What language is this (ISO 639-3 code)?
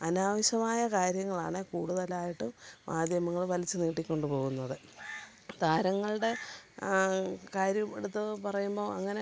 mal